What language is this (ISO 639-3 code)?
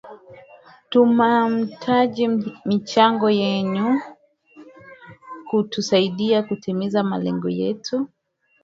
swa